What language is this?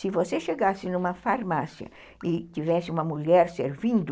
Portuguese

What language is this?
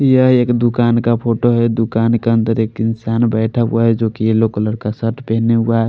Hindi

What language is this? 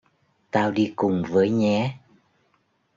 Vietnamese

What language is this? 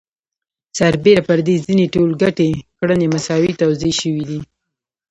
Pashto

